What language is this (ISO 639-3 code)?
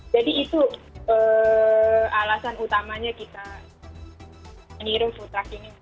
ind